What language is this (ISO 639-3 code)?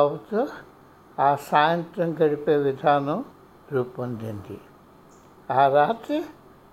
tel